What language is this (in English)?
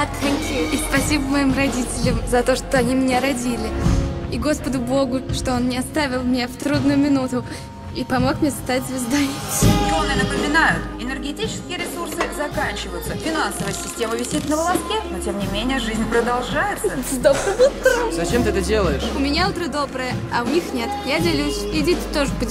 Russian